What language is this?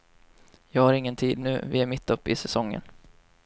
Swedish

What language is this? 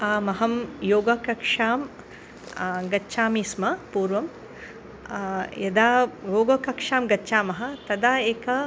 Sanskrit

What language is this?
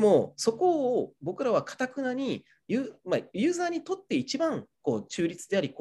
Japanese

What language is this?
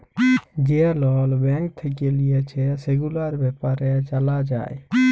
Bangla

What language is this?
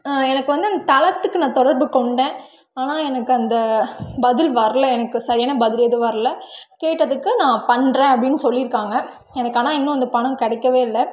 Tamil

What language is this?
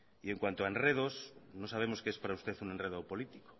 Spanish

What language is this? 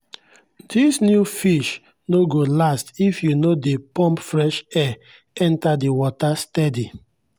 Nigerian Pidgin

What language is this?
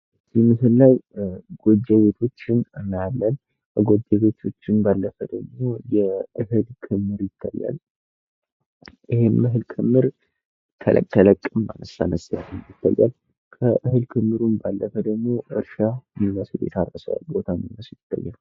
Amharic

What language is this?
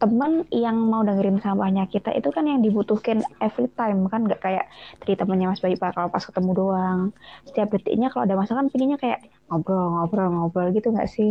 Indonesian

